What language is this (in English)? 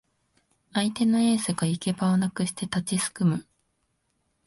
Japanese